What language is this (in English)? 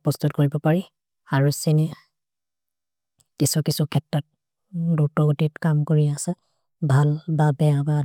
Maria (India)